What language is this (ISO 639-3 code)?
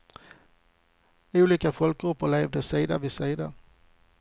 swe